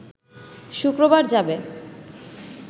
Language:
Bangla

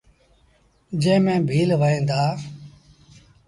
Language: Sindhi Bhil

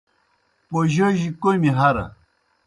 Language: Kohistani Shina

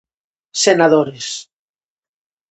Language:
Galician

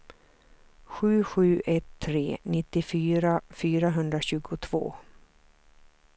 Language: Swedish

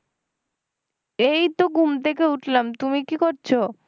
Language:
Bangla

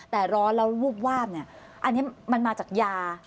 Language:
Thai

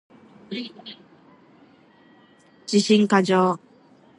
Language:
Japanese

